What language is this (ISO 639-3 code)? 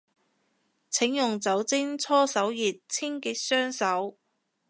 yue